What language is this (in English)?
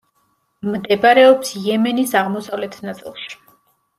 Georgian